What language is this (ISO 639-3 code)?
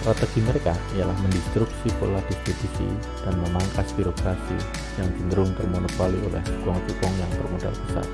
ind